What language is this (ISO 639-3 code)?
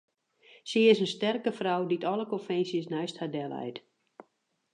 fry